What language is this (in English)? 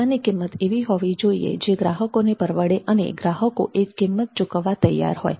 Gujarati